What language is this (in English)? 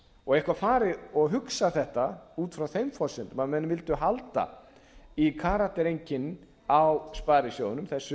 Icelandic